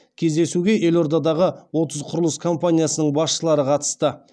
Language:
Kazakh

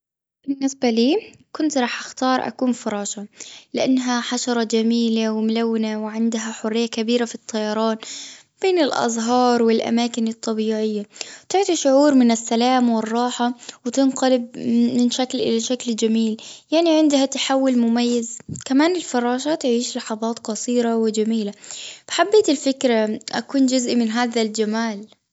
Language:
Gulf Arabic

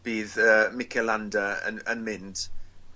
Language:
Welsh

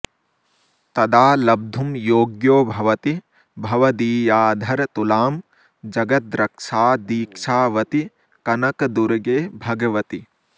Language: Sanskrit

